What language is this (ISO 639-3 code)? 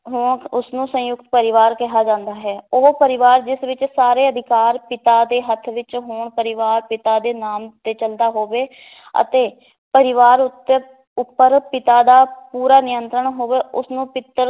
pan